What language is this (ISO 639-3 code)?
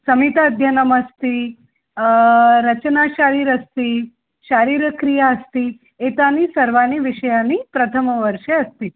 san